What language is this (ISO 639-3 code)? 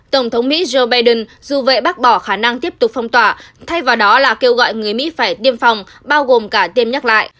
vie